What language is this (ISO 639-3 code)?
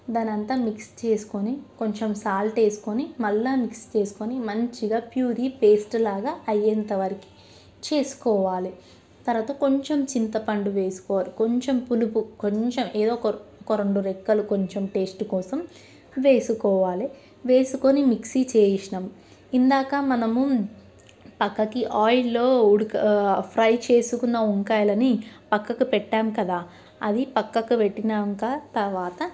tel